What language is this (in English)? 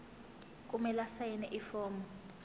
Zulu